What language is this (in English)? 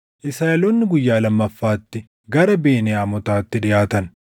Oromo